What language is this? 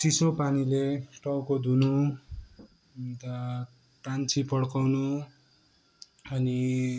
Nepali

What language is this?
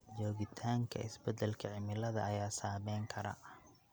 Somali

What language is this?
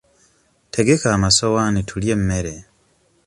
Ganda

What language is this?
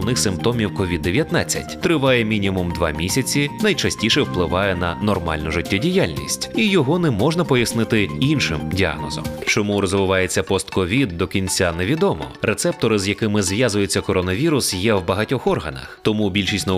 Ukrainian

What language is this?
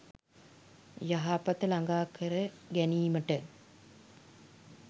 Sinhala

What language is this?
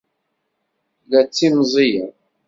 Kabyle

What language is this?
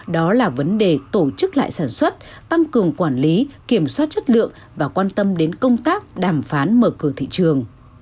Vietnamese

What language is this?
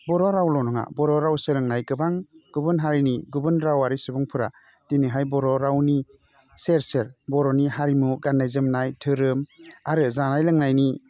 Bodo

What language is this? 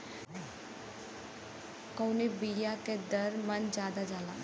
Bhojpuri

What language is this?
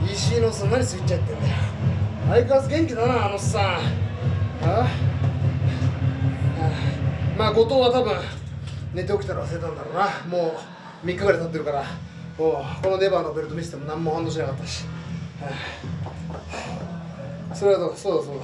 Japanese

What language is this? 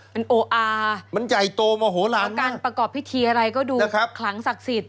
Thai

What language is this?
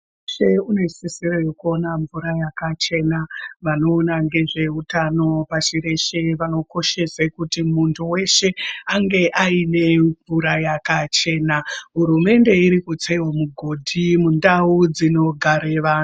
Ndau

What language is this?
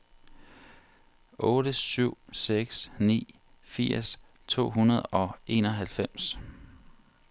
Danish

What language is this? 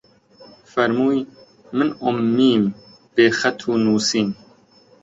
Central Kurdish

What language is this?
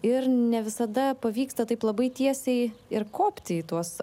Lithuanian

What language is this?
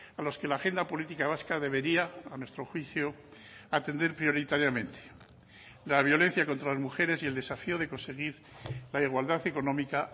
Spanish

